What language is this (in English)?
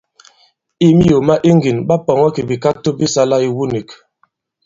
Bankon